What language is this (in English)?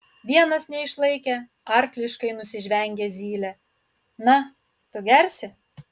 Lithuanian